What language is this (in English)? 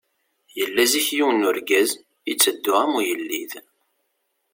Kabyle